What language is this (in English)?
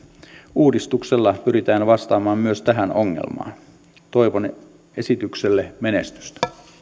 Finnish